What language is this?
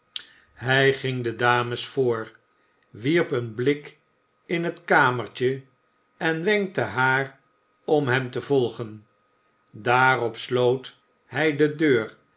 Dutch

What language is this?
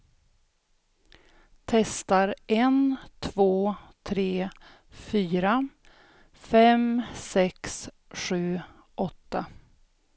Swedish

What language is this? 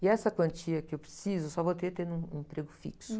Portuguese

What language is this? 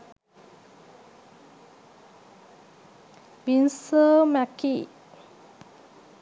Sinhala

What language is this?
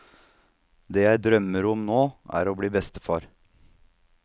Norwegian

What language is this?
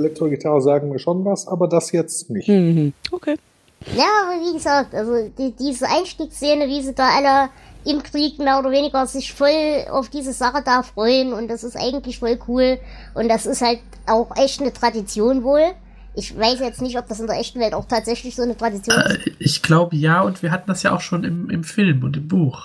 German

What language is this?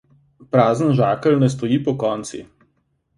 Slovenian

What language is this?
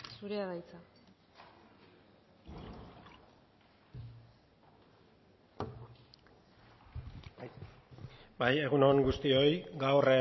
Basque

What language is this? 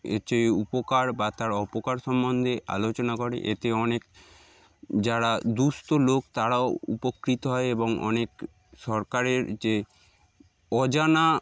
Bangla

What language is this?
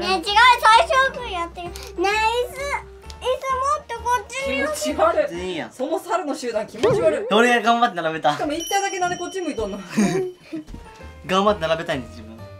Japanese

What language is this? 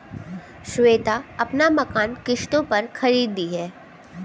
Hindi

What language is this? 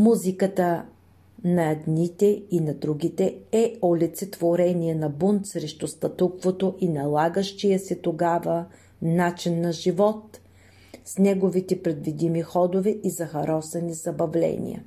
Bulgarian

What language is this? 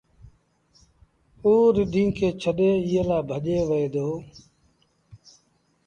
Sindhi Bhil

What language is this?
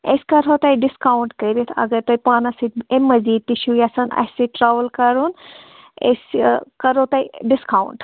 Kashmiri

